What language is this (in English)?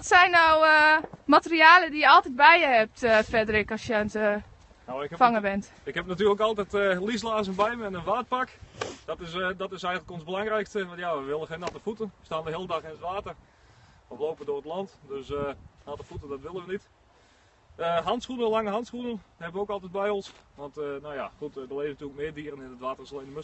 Dutch